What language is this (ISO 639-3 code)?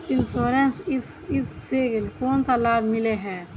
mag